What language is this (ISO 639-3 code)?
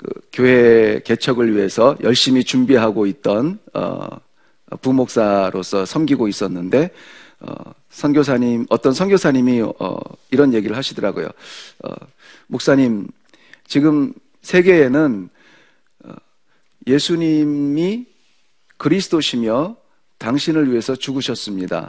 kor